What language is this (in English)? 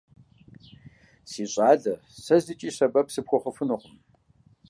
Kabardian